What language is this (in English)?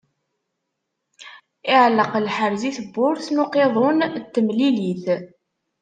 Kabyle